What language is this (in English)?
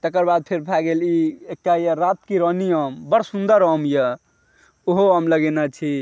Maithili